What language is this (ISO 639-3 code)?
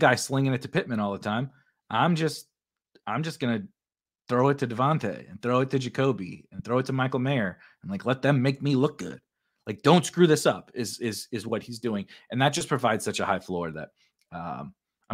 eng